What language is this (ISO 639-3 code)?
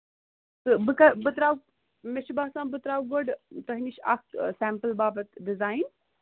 kas